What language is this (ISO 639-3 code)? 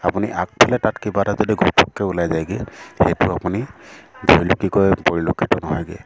asm